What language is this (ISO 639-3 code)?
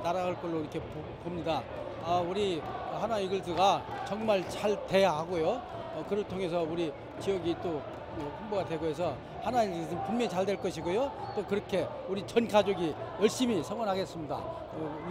kor